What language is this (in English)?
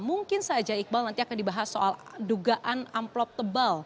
Indonesian